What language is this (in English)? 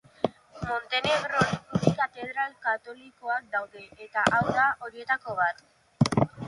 Basque